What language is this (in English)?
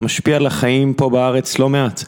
Hebrew